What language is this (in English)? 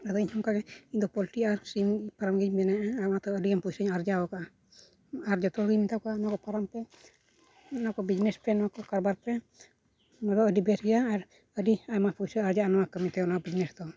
Santali